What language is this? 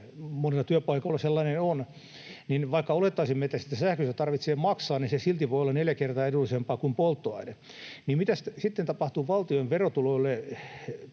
Finnish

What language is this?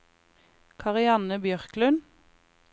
Norwegian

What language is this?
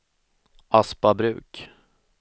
Swedish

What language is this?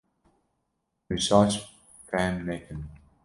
Kurdish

